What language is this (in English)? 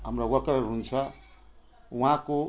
Nepali